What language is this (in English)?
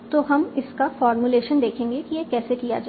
Hindi